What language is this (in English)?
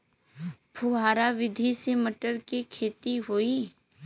Bhojpuri